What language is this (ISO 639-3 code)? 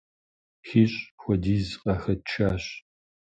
kbd